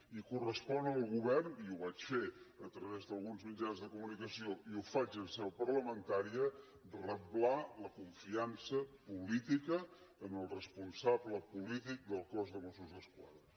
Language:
Catalan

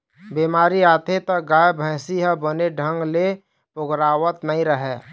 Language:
Chhattisgarhi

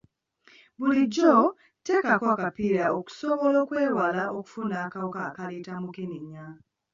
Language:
Ganda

